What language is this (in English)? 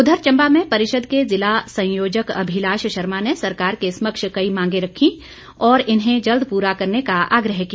Hindi